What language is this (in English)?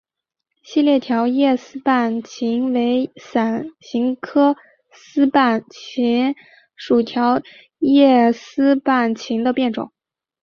Chinese